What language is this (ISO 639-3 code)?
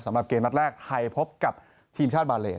tha